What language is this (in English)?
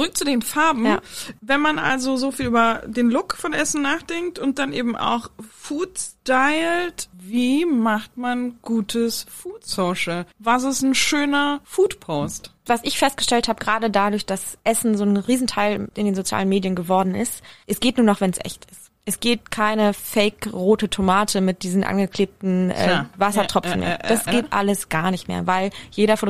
German